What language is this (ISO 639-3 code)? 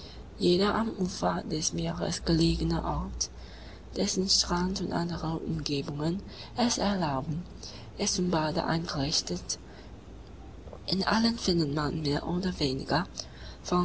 deu